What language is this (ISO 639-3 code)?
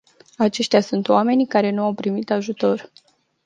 ron